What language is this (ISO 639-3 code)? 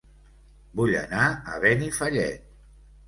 cat